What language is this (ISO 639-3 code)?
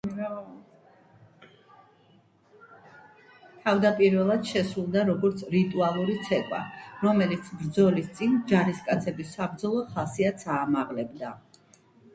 kat